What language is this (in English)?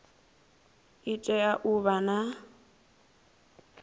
Venda